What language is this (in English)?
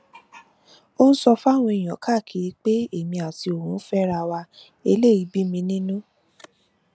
Yoruba